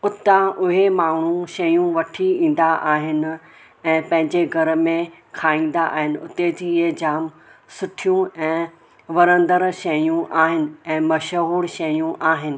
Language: Sindhi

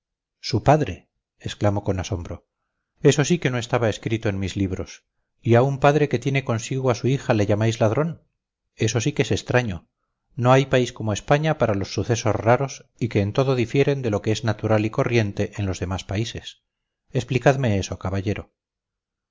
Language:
Spanish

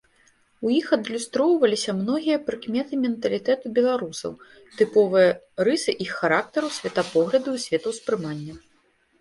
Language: Belarusian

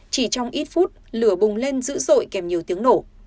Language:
Vietnamese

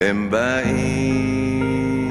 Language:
Hebrew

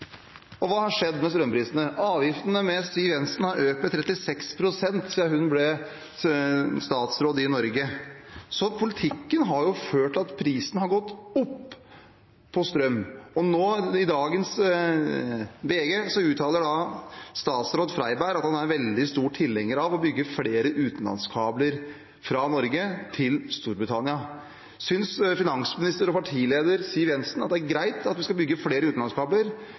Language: Norwegian Bokmål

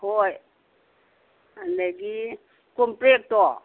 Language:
Manipuri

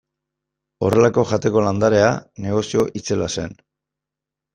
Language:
Basque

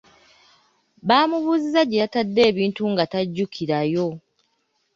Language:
Ganda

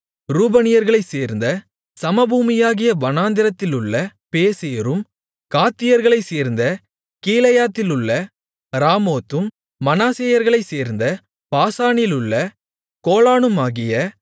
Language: Tamil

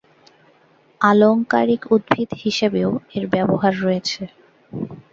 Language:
Bangla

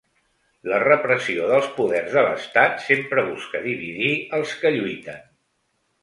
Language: Catalan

